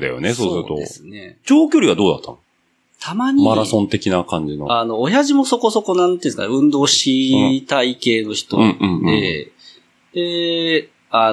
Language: Japanese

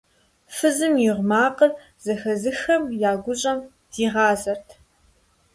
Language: Kabardian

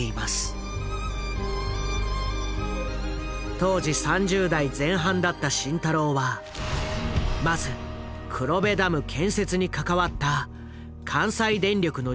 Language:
Japanese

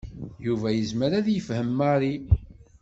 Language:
Kabyle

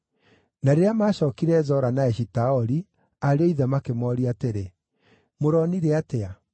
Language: Kikuyu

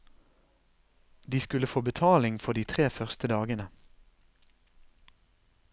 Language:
Norwegian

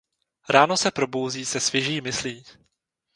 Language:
Czech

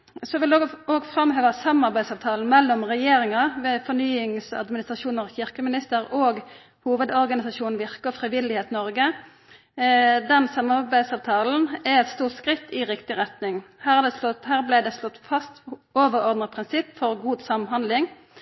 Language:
Norwegian Nynorsk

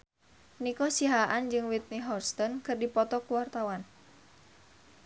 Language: Sundanese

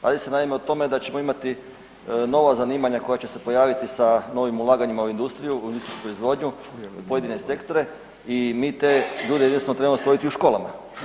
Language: Croatian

